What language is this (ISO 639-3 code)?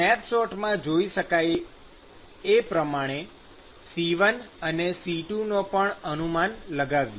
guj